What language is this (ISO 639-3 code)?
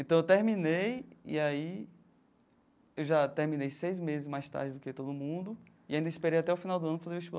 por